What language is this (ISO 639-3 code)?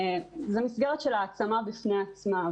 heb